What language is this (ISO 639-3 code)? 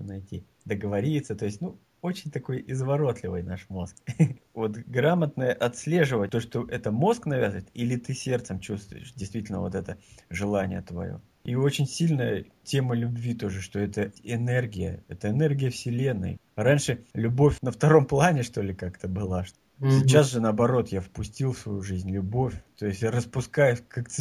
rus